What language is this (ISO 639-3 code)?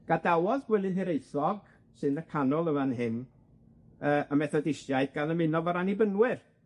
cym